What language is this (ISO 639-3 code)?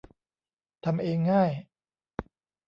tha